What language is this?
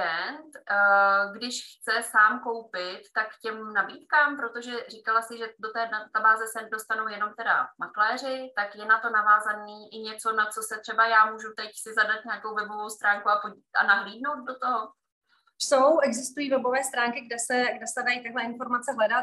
Czech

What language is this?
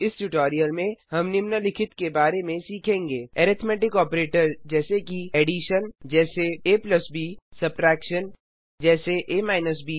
Hindi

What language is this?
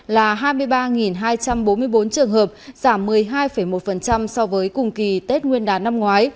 Vietnamese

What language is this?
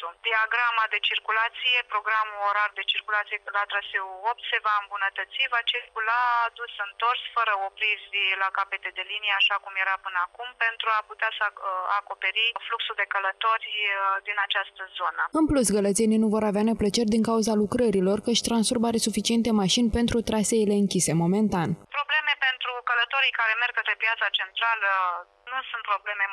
Romanian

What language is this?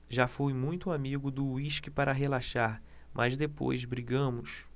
Portuguese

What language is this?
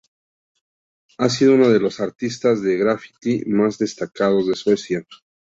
Spanish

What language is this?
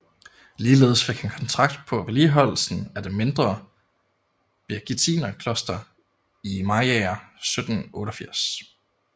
Danish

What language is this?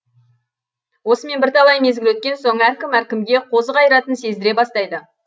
Kazakh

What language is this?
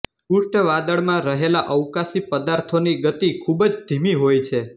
Gujarati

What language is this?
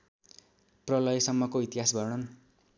Nepali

